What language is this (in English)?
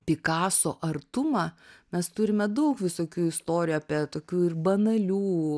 Lithuanian